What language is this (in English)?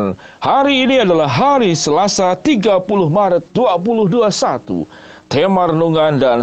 Indonesian